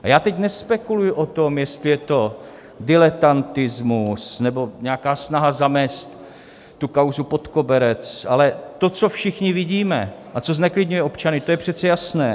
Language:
Czech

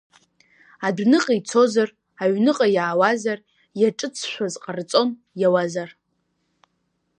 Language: Abkhazian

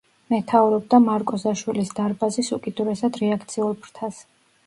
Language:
Georgian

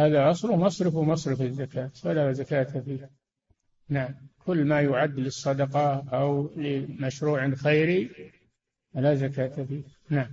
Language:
Arabic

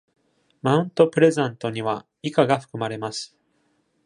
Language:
Japanese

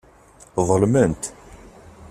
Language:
Kabyle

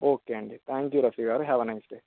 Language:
Telugu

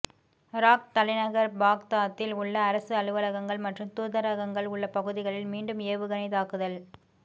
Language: Tamil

